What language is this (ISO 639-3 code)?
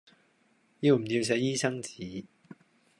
yue